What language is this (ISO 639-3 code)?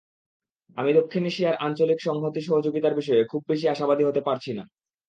ben